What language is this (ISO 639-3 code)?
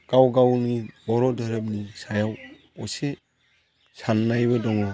brx